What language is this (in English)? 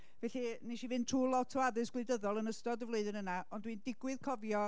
Welsh